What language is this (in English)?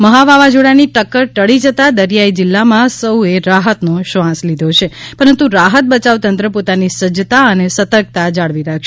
Gujarati